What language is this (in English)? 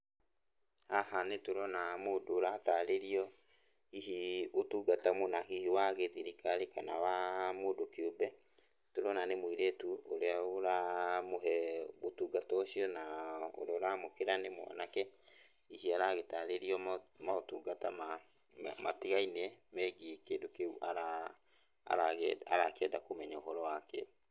Kikuyu